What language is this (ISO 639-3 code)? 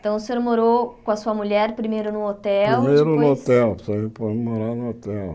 por